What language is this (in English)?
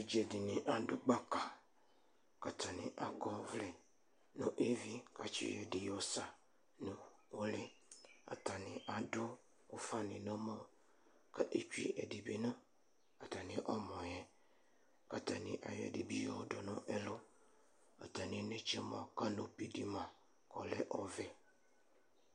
Ikposo